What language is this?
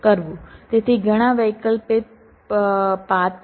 Gujarati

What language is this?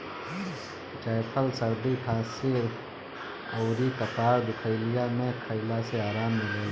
Bhojpuri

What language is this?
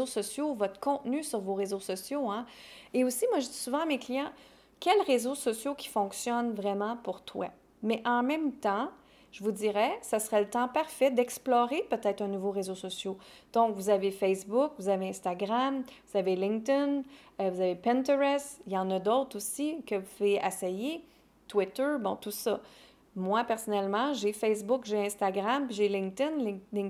French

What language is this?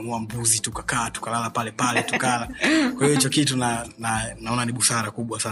Swahili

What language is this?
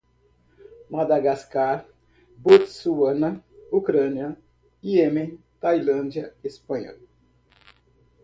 Portuguese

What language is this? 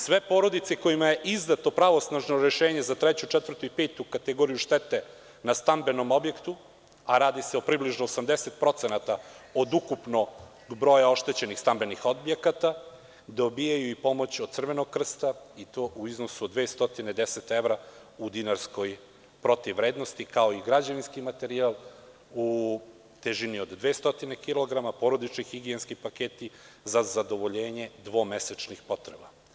Serbian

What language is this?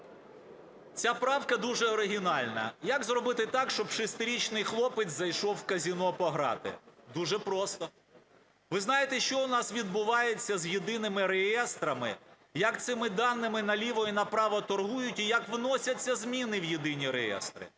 Ukrainian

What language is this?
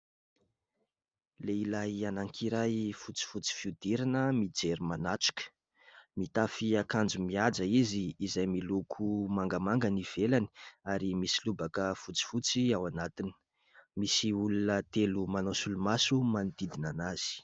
Malagasy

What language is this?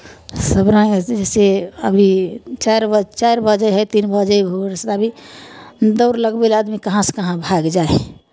Maithili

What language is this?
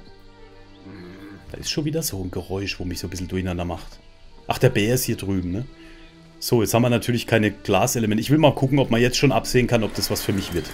German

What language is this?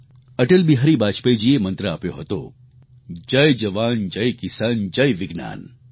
Gujarati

